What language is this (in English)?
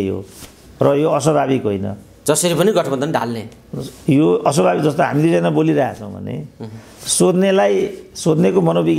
Indonesian